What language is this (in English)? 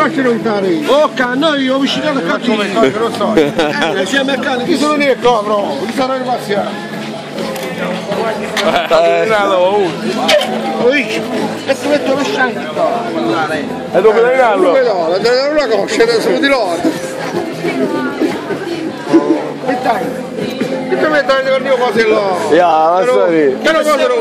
Italian